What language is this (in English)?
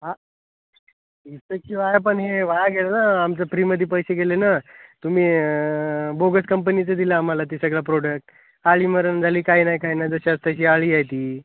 Marathi